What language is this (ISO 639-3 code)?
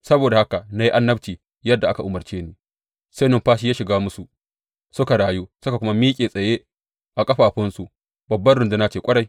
hau